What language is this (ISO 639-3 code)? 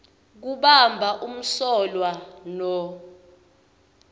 ssw